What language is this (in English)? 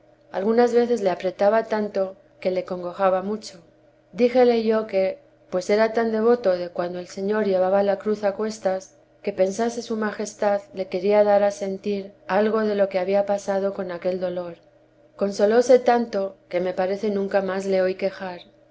Spanish